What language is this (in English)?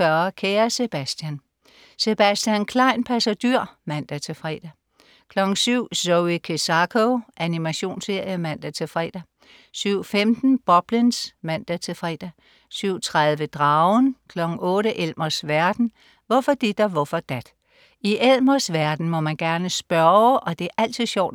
Danish